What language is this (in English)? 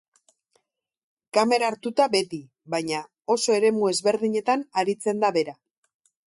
Basque